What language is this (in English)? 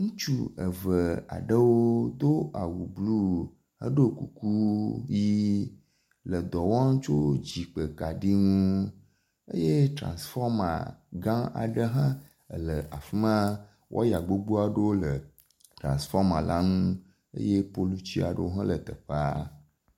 Ewe